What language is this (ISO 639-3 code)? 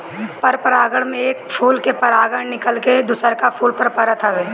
bho